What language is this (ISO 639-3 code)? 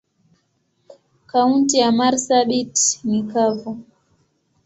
swa